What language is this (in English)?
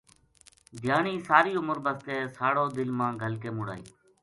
Gujari